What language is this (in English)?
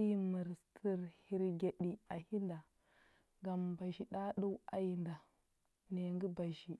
Huba